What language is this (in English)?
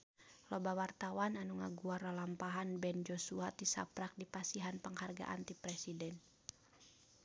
Sundanese